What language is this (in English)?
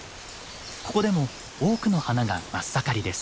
Japanese